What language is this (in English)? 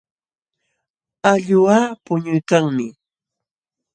Jauja Wanca Quechua